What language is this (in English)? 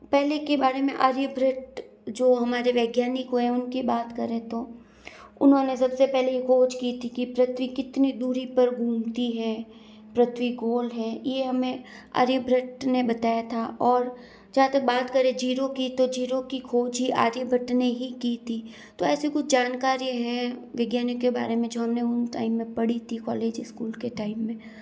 Hindi